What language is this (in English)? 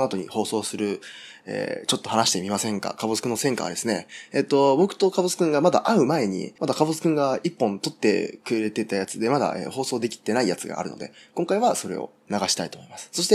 Japanese